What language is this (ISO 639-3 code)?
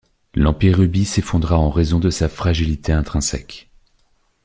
fra